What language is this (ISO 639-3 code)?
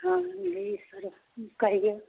mai